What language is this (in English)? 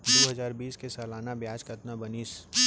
Chhattisgarhi